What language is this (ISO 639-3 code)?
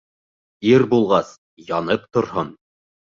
bak